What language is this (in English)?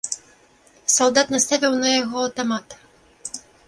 Belarusian